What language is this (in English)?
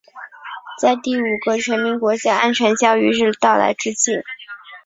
Chinese